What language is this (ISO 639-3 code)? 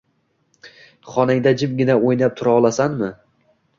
uzb